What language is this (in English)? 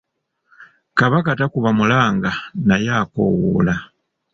Ganda